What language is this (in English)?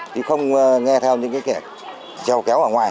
Vietnamese